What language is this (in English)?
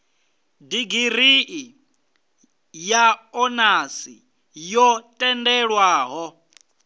Venda